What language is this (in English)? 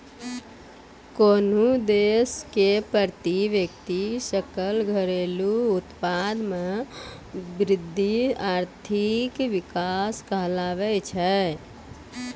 Maithili